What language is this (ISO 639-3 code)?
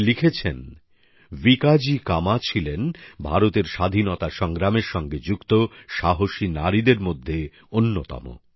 ben